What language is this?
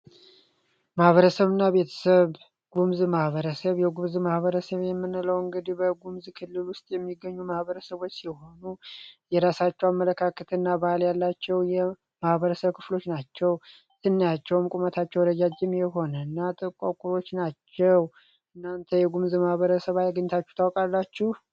Amharic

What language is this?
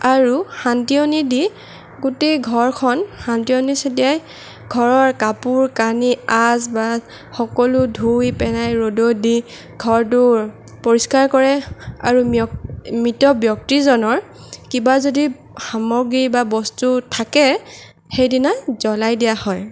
Assamese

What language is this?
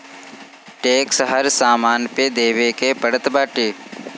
Bhojpuri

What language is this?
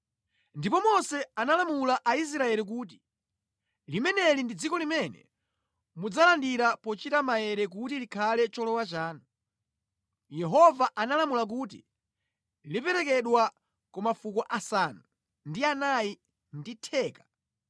Nyanja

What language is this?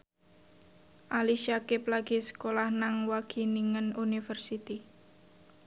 Javanese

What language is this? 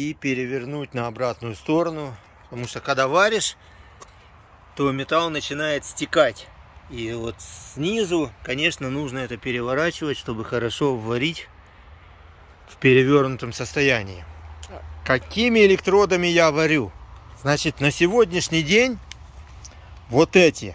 Russian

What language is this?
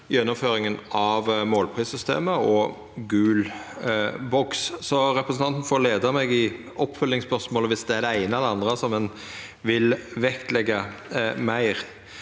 Norwegian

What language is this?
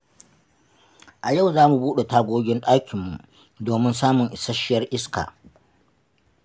Hausa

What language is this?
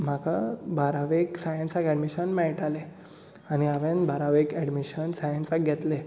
Konkani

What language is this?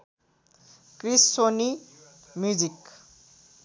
Nepali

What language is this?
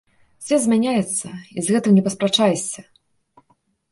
Belarusian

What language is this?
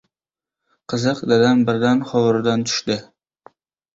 Uzbek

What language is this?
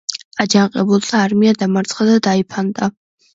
Georgian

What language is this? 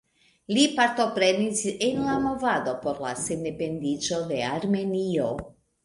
Esperanto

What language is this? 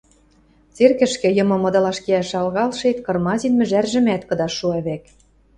Western Mari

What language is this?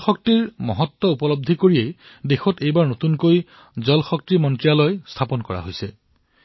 Assamese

